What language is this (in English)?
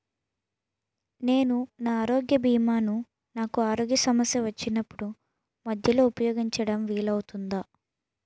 Telugu